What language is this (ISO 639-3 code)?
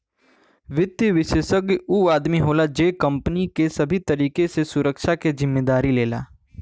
bho